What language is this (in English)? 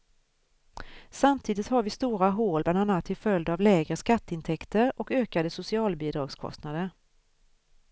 Swedish